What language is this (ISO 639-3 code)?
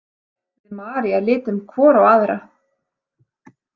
isl